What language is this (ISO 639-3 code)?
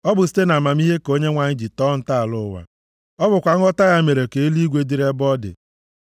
ibo